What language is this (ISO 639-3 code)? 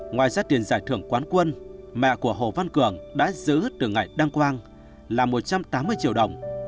vie